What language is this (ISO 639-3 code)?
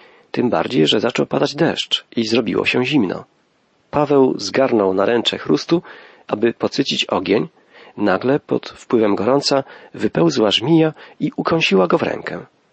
pol